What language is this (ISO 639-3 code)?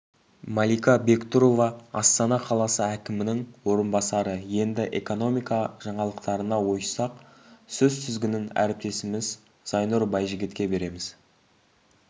kaz